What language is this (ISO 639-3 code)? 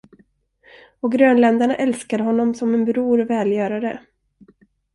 swe